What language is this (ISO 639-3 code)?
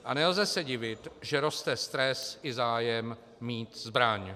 ces